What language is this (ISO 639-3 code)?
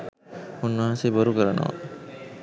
sin